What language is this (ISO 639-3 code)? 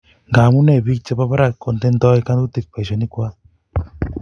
kln